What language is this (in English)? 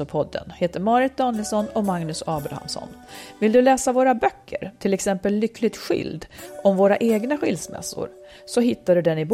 Swedish